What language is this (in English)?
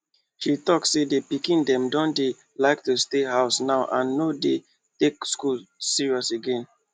Nigerian Pidgin